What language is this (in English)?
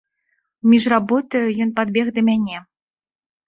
Belarusian